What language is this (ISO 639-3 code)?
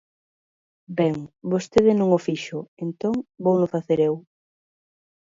glg